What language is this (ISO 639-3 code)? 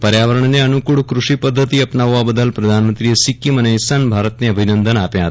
guj